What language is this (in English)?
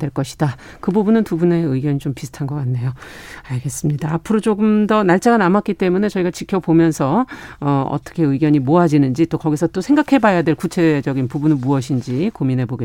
Korean